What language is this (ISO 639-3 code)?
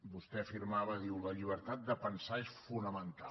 cat